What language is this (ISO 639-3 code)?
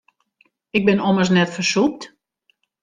fry